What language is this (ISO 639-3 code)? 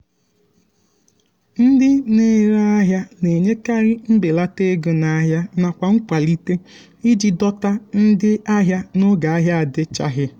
ibo